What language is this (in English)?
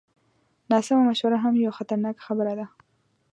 Pashto